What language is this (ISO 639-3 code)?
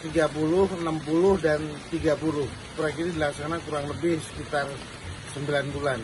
ind